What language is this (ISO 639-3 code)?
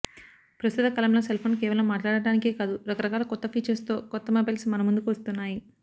tel